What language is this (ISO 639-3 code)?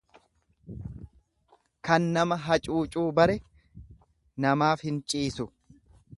orm